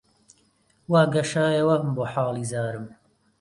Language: Central Kurdish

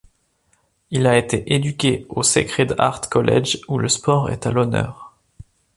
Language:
French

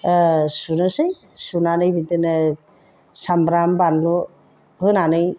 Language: Bodo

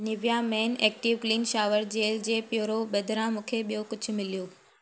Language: Sindhi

